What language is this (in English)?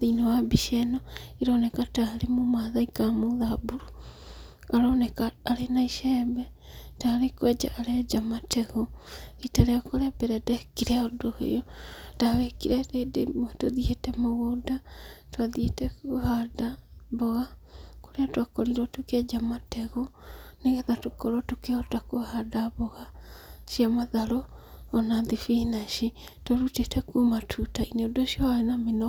Kikuyu